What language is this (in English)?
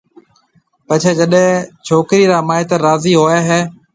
Marwari (Pakistan)